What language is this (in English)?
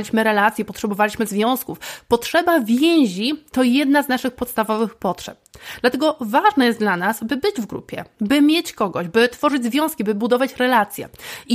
Polish